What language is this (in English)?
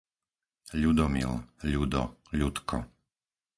Slovak